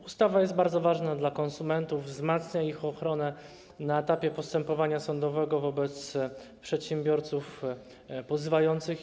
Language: Polish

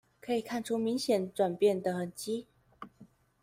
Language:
Chinese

